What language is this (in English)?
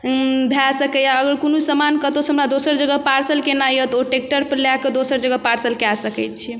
Maithili